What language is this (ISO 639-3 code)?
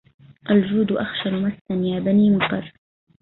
ara